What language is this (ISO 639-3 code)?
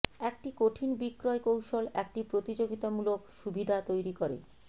ben